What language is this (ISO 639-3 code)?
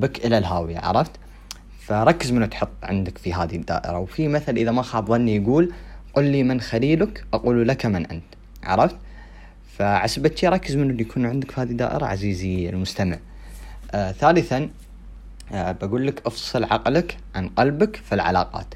ara